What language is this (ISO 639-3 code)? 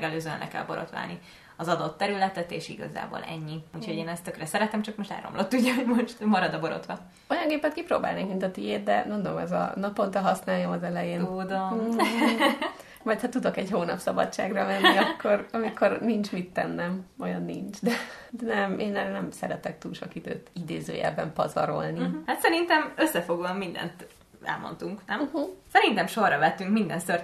hun